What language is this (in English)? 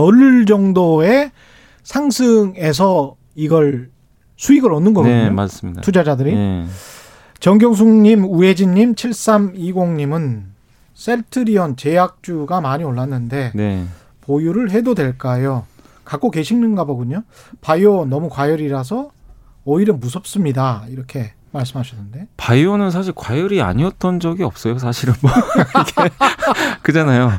Korean